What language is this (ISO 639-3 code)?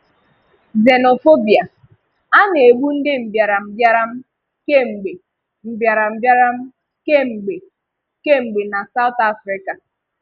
ibo